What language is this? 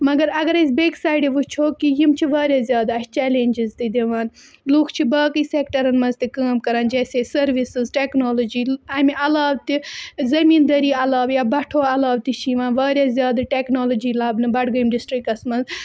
Kashmiri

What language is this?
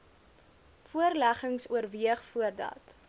Afrikaans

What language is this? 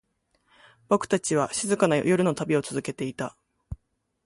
Japanese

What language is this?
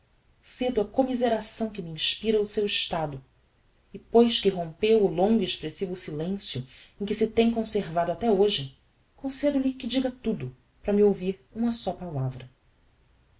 Portuguese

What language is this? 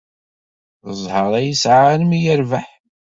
Kabyle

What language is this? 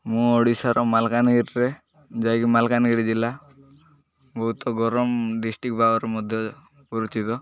Odia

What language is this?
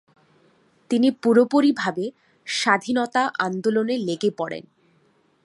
Bangla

